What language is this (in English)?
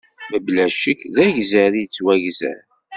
Kabyle